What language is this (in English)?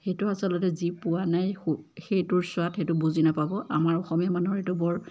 Assamese